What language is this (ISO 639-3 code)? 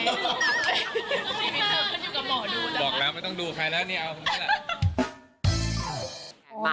tha